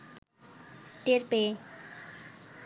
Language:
Bangla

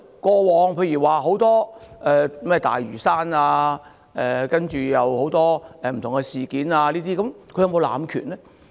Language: Cantonese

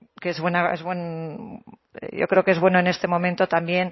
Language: Spanish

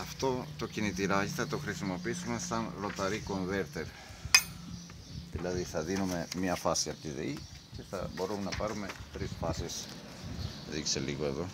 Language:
Greek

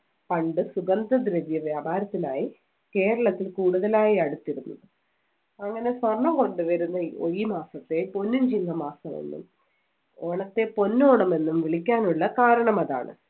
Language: Malayalam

